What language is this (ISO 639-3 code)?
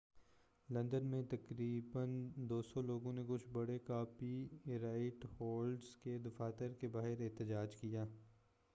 urd